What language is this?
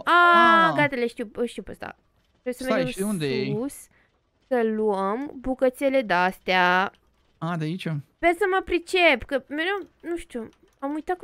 Romanian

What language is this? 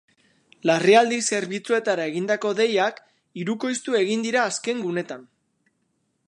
Basque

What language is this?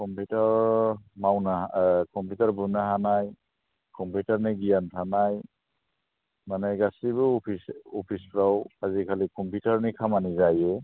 Bodo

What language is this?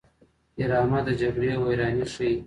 Pashto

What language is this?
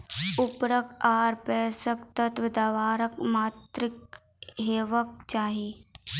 Maithili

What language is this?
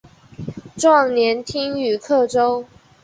Chinese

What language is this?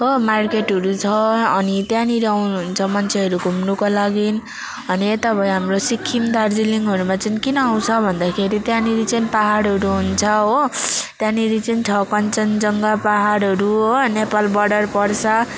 Nepali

